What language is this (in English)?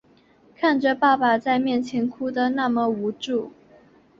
Chinese